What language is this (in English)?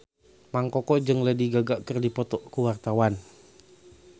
Sundanese